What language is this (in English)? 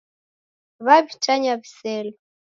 Taita